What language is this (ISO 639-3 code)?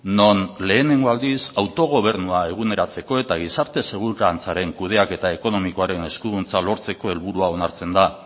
eus